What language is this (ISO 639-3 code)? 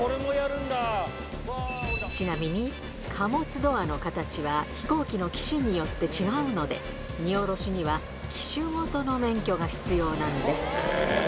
jpn